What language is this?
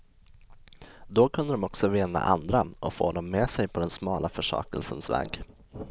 Swedish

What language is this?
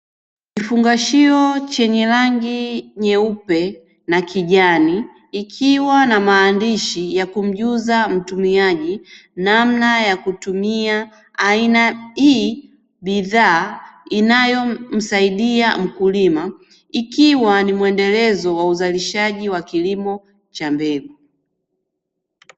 Swahili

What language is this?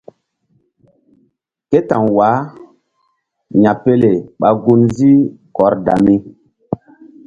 Mbum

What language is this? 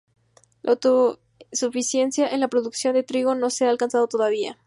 Spanish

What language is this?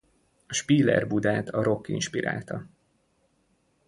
Hungarian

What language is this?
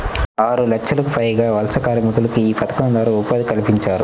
Telugu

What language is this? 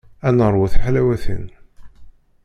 Kabyle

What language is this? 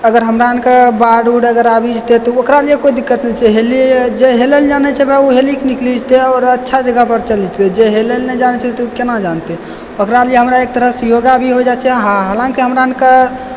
Maithili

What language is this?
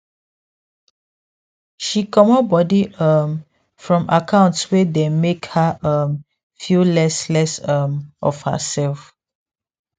Nigerian Pidgin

